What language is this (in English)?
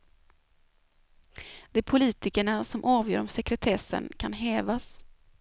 Swedish